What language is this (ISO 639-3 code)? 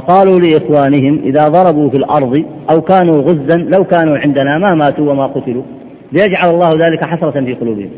ara